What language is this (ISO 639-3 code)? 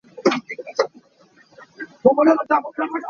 cnh